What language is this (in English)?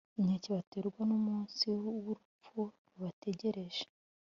Kinyarwanda